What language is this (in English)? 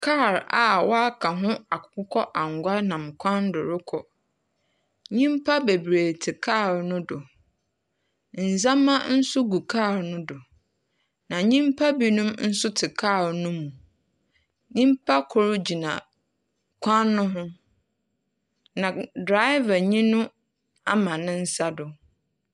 Akan